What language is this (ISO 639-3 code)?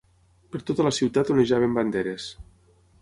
cat